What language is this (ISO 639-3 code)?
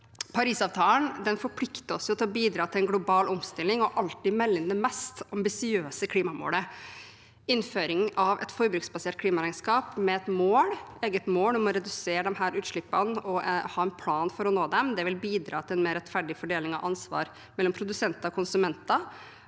nor